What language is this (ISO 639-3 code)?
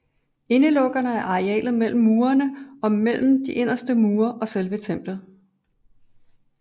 dan